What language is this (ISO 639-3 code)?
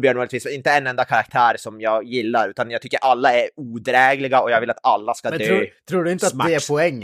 swe